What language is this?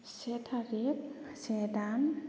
Bodo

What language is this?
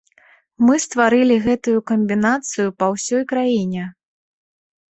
Belarusian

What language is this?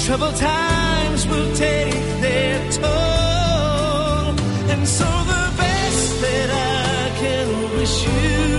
Slovak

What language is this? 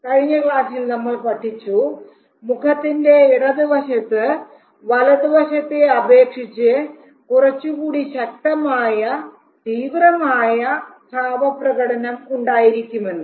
Malayalam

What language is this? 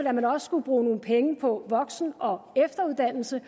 Danish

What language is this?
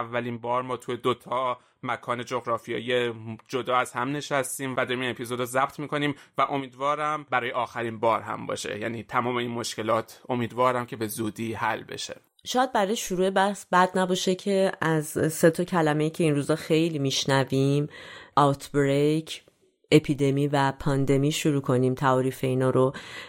Persian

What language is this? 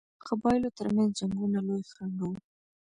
Pashto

